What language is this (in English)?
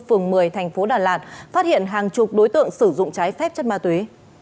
Vietnamese